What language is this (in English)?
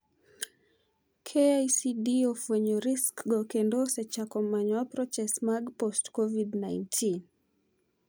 Luo (Kenya and Tanzania)